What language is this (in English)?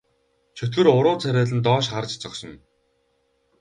Mongolian